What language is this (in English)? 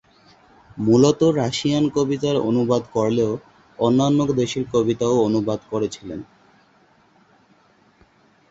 Bangla